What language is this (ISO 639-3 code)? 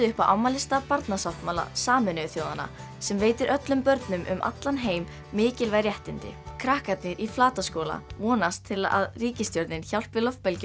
isl